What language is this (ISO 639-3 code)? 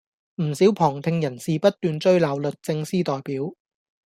yue